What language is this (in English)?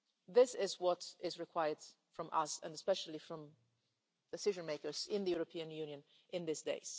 English